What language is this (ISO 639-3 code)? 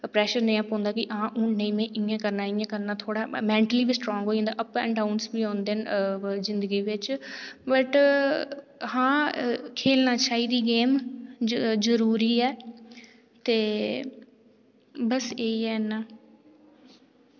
doi